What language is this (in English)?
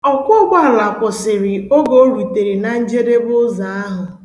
Igbo